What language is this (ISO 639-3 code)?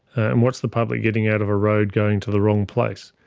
eng